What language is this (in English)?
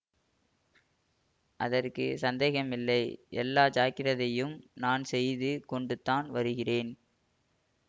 Tamil